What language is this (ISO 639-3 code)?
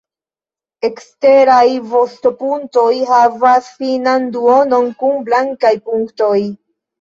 epo